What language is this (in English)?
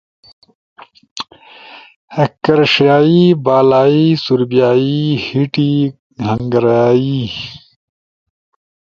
Ushojo